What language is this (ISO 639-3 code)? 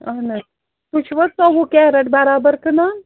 kas